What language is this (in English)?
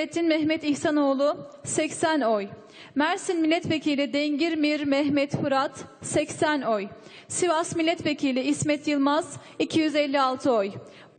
Turkish